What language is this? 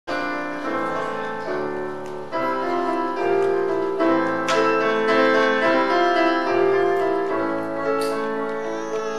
Ukrainian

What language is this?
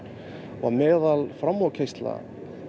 Icelandic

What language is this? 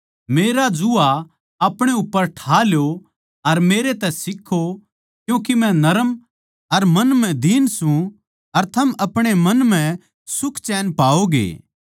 Haryanvi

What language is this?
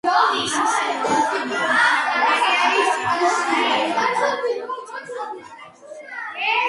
Georgian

